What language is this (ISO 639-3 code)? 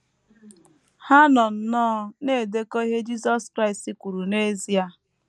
ibo